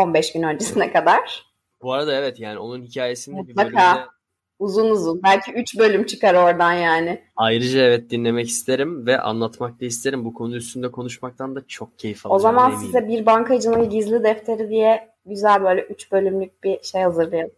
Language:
Turkish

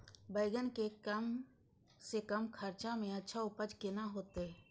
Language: Maithili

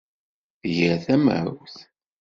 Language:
Kabyle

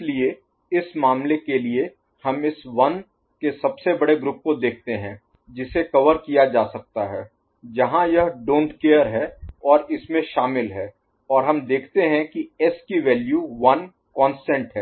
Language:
Hindi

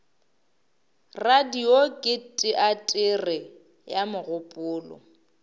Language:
Northern Sotho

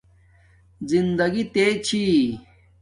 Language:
Domaaki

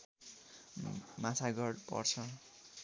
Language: Nepali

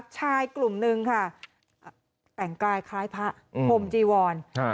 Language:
Thai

